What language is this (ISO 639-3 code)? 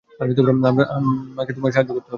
ben